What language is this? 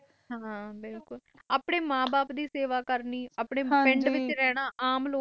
Punjabi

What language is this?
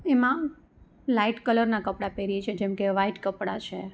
Gujarati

